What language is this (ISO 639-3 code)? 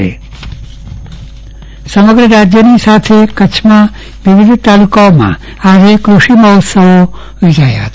guj